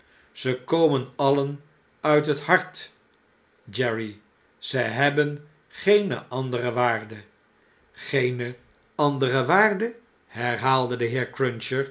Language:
Dutch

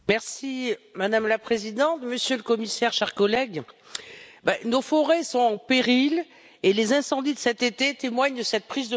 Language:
French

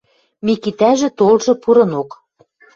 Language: Western Mari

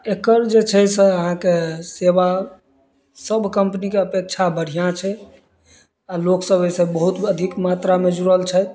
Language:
Maithili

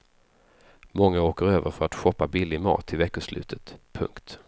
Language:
Swedish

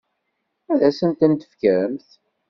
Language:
Kabyle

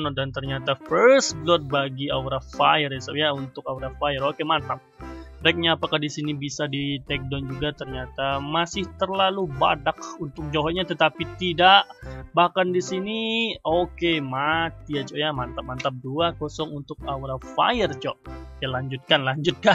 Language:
Indonesian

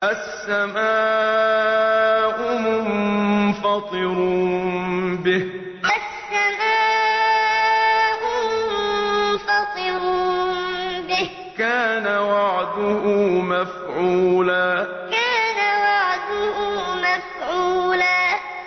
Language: Arabic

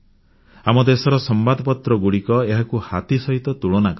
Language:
Odia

